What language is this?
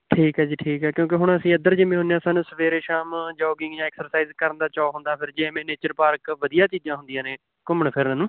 Punjabi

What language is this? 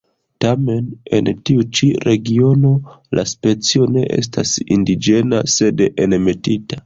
Esperanto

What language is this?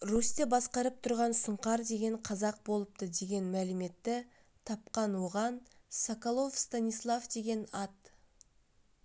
Kazakh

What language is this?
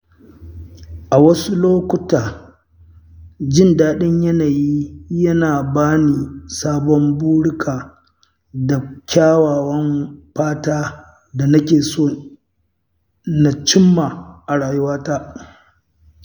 Hausa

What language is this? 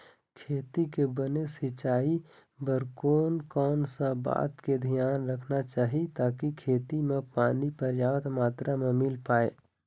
Chhattisgarhi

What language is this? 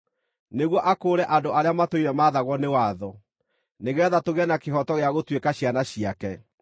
Kikuyu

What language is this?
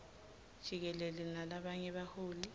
Swati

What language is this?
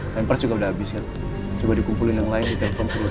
Indonesian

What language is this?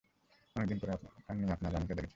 Bangla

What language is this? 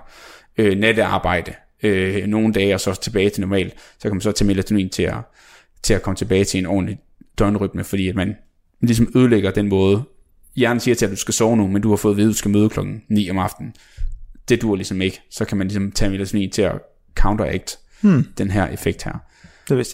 Danish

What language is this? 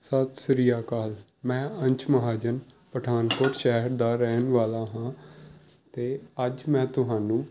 Punjabi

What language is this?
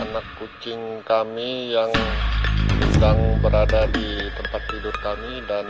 Indonesian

